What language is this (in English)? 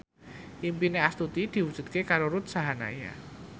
Javanese